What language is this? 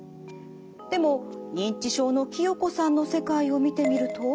Japanese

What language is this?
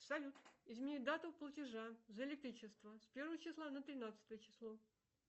Russian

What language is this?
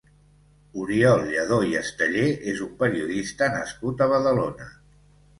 Catalan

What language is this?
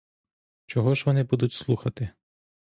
Ukrainian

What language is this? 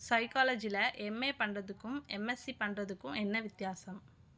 Tamil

